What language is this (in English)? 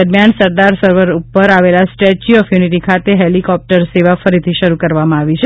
Gujarati